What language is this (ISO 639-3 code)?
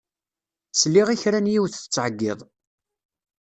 kab